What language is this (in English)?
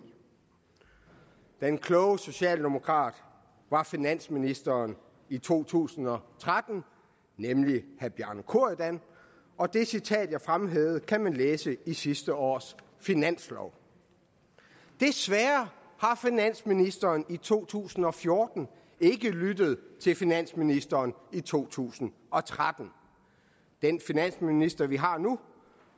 Danish